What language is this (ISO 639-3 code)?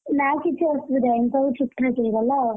ori